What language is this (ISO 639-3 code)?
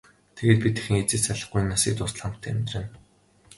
mon